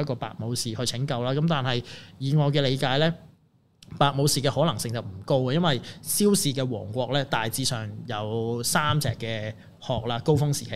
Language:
Chinese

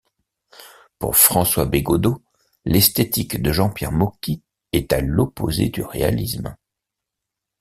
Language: French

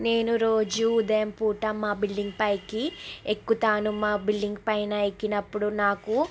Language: Telugu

